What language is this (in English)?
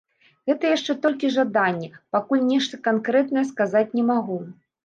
Belarusian